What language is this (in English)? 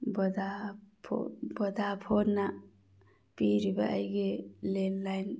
Manipuri